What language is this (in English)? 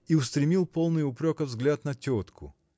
Russian